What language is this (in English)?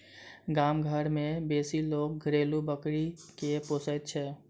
Maithili